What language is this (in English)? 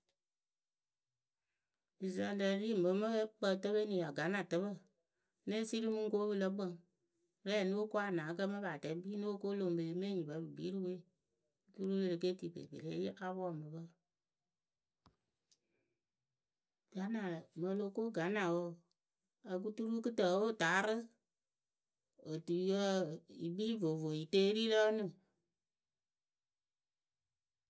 Akebu